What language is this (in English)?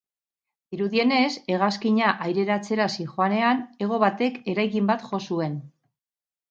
Basque